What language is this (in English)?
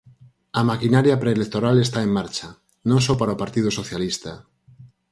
Galician